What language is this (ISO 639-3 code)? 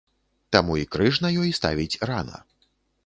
bel